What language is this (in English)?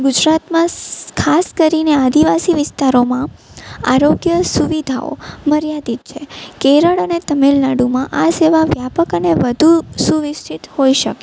Gujarati